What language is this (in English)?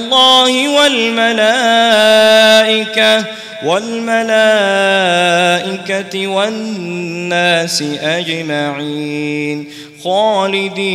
Arabic